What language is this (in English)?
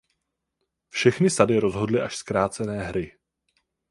Czech